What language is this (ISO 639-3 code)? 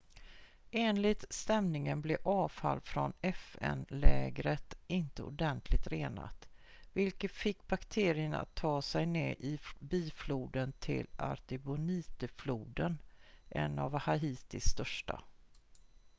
swe